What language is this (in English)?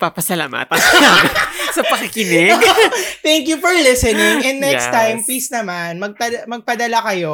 Filipino